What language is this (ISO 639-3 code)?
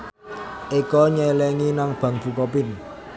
jav